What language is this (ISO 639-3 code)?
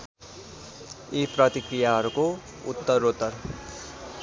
nep